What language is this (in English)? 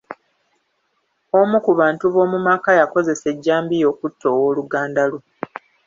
Ganda